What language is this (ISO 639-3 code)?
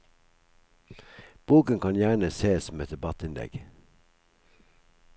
nor